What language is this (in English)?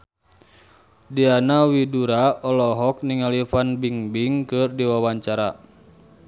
Sundanese